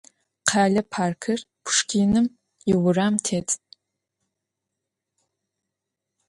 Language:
Adyghe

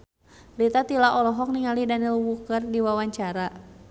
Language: Sundanese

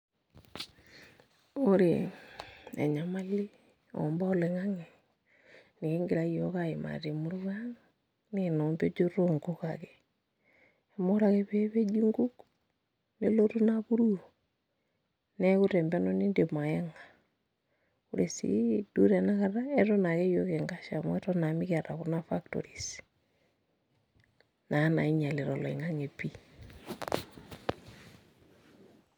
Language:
Masai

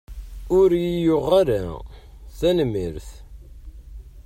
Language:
Kabyle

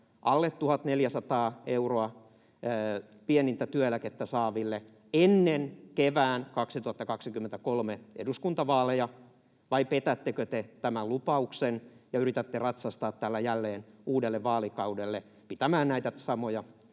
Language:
Finnish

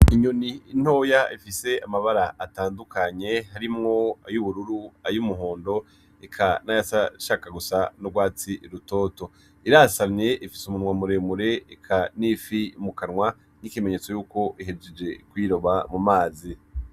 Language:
Rundi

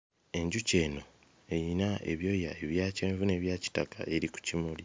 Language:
Ganda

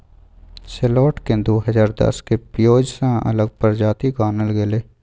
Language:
Maithili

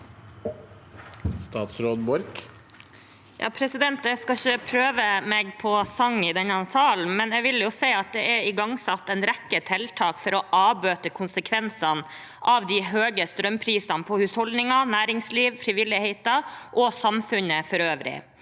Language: Norwegian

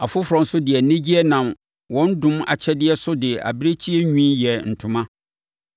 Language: Akan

